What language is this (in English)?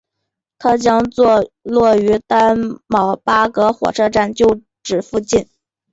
Chinese